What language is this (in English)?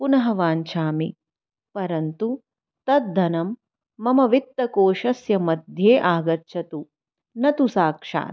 Sanskrit